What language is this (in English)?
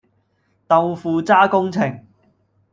Cantonese